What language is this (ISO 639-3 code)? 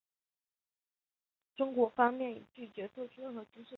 zho